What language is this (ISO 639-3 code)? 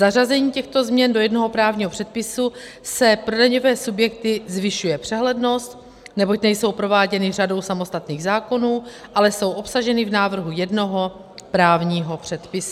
ces